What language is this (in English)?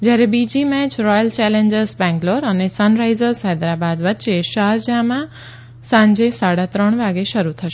Gujarati